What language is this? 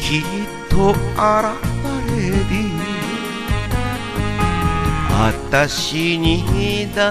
Japanese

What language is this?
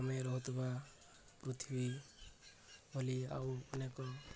Odia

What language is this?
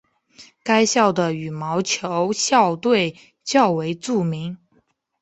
Chinese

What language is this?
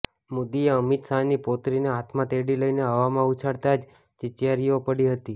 Gujarati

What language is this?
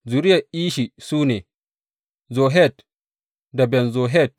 Hausa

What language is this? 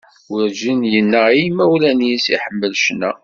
Kabyle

